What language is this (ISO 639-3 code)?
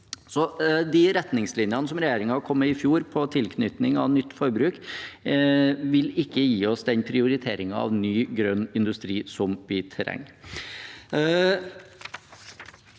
nor